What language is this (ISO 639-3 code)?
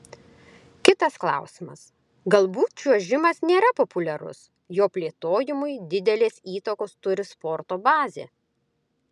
lit